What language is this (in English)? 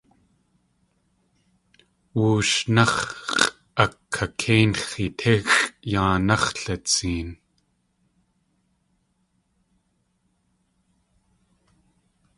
Tlingit